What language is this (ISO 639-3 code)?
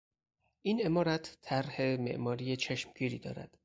fas